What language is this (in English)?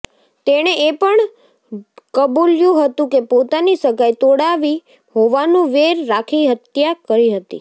Gujarati